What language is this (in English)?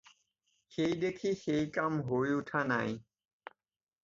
Assamese